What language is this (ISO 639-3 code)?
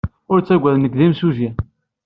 kab